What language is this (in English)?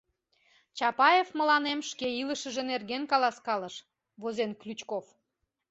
Mari